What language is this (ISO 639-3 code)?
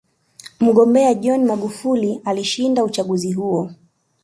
swa